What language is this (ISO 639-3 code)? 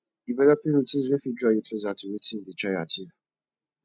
pcm